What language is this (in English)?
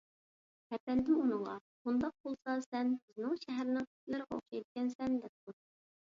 Uyghur